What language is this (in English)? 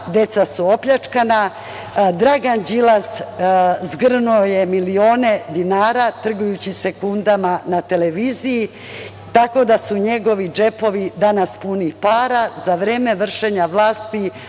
Serbian